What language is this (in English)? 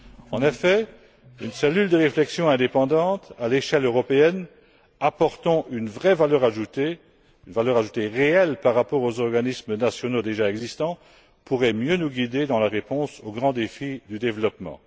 French